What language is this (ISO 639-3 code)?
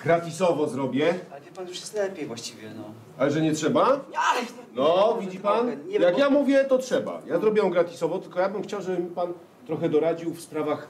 pol